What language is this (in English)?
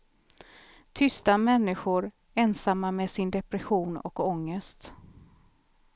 Swedish